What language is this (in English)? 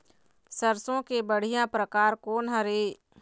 Chhattisgarhi